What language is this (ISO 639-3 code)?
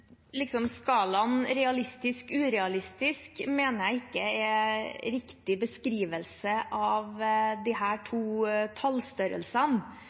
nor